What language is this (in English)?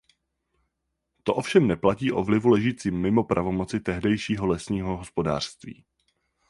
Czech